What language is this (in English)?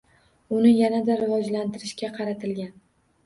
Uzbek